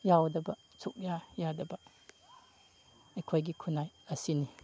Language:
Manipuri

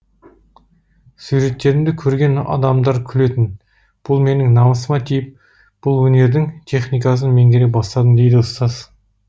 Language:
Kazakh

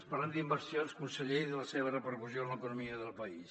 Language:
Catalan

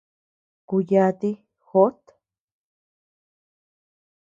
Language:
Tepeuxila Cuicatec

